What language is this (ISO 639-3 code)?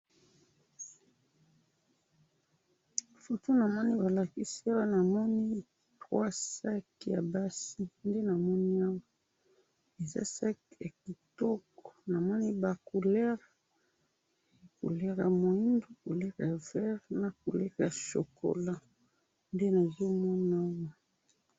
lin